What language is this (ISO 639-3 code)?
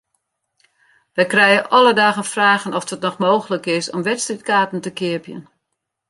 fry